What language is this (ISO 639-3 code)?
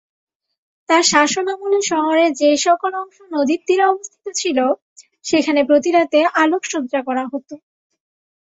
ben